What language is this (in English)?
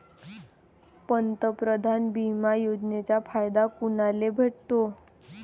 Marathi